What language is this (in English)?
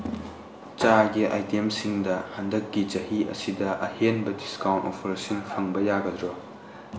Manipuri